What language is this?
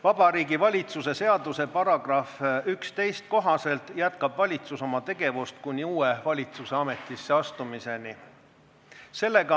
Estonian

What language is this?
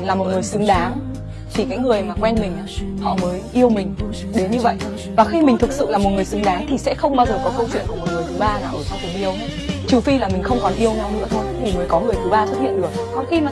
Vietnamese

